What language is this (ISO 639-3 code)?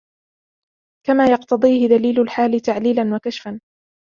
ara